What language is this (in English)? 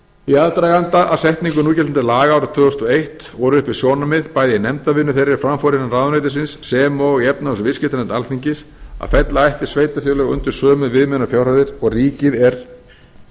Icelandic